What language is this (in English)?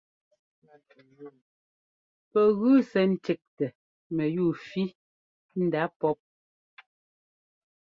Ngomba